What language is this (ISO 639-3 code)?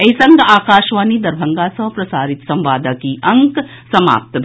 mai